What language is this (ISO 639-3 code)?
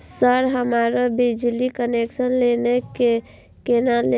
mai